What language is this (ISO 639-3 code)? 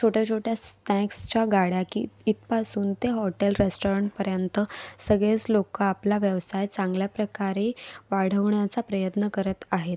mar